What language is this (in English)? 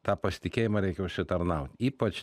Lithuanian